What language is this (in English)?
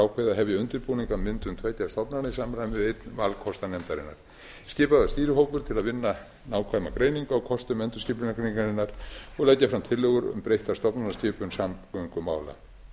Icelandic